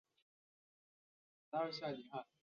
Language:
Chinese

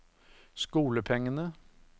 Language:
Norwegian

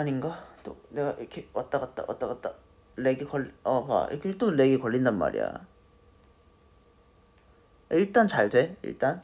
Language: Korean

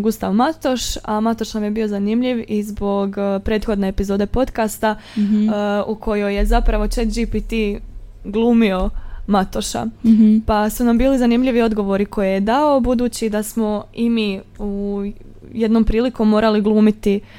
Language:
Croatian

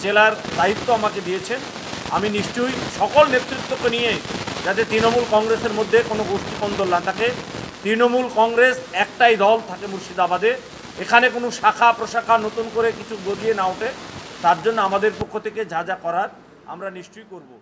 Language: French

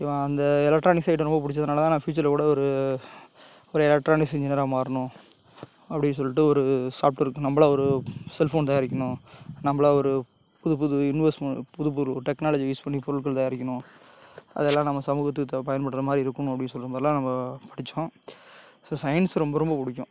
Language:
Tamil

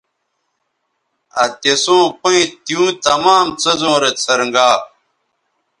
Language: Bateri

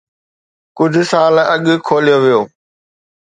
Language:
Sindhi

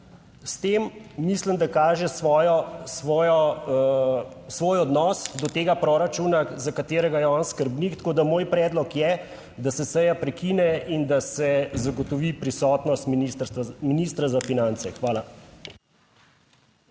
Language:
Slovenian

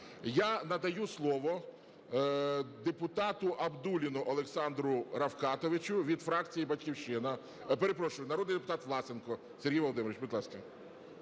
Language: Ukrainian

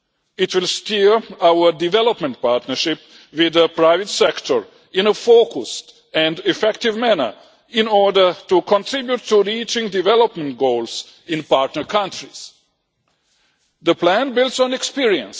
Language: English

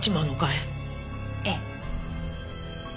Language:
Japanese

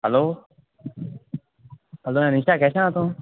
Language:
Konkani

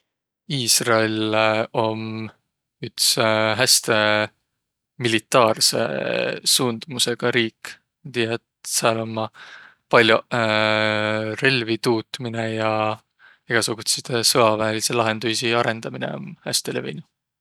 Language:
Võro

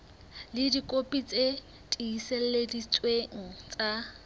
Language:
Southern Sotho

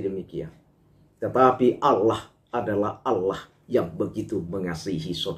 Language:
Indonesian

